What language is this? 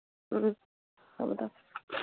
Manipuri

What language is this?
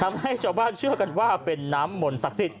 Thai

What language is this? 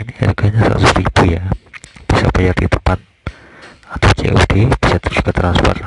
Indonesian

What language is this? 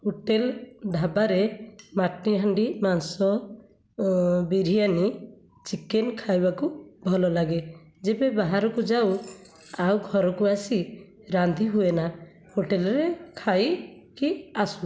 Odia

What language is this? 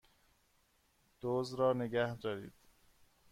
Persian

